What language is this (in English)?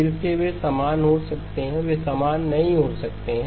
Hindi